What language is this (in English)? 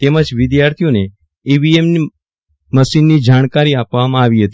Gujarati